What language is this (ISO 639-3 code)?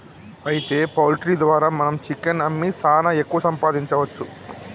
tel